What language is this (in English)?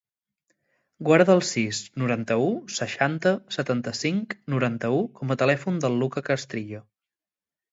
Catalan